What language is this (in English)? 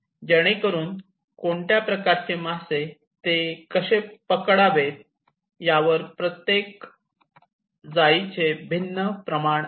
Marathi